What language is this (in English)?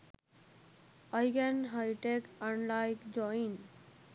Sinhala